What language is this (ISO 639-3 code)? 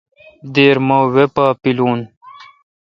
xka